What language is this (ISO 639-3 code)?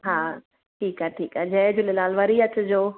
snd